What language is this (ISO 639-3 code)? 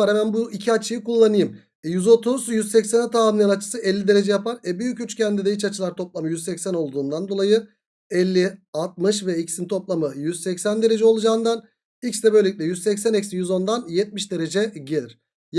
tur